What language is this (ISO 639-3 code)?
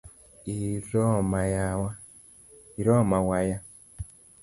luo